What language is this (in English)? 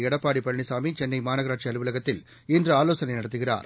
Tamil